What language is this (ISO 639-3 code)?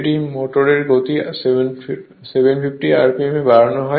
ben